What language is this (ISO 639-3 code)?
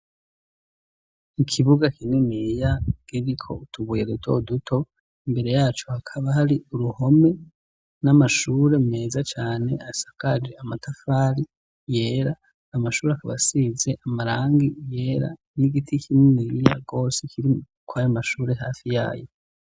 run